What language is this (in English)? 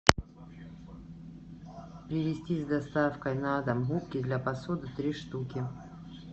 Russian